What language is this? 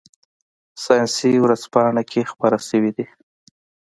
Pashto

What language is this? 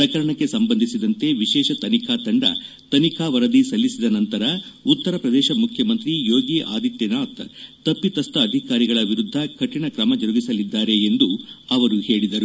Kannada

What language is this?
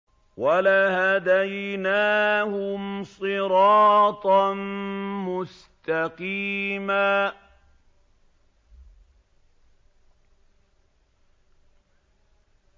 Arabic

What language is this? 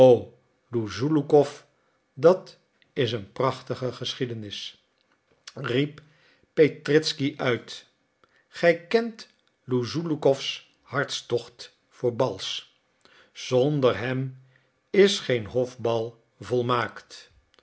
Dutch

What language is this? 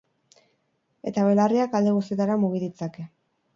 Basque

